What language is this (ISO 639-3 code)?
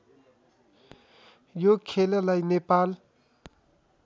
nep